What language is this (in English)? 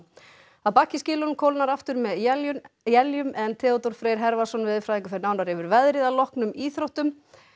Icelandic